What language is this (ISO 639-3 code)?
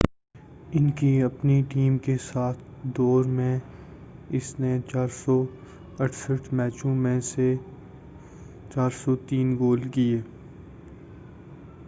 urd